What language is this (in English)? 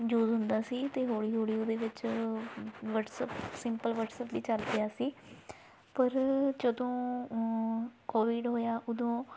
Punjabi